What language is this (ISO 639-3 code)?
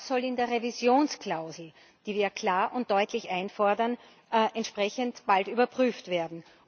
deu